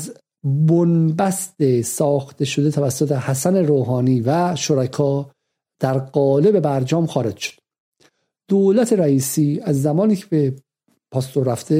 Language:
Persian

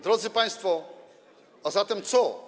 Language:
Polish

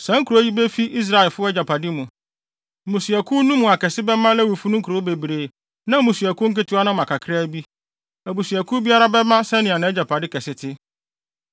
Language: Akan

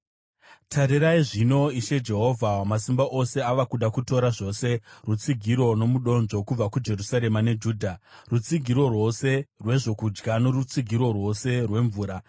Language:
Shona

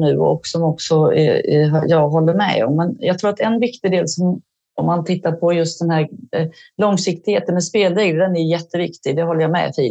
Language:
Swedish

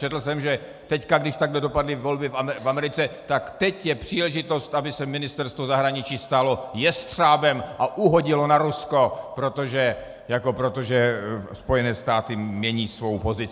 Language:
Czech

